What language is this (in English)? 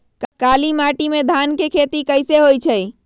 Magahi